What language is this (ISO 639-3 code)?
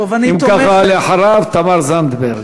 heb